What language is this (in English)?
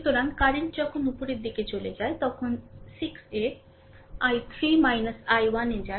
Bangla